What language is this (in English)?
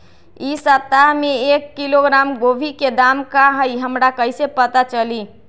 Magahi